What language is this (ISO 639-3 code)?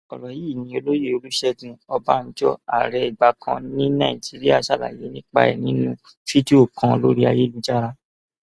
yor